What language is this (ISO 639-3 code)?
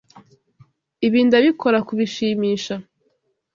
kin